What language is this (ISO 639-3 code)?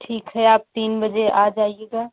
hin